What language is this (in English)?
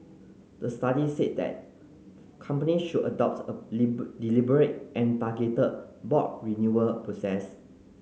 English